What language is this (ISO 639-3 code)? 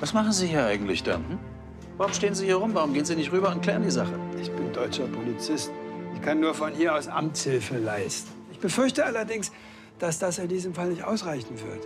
deu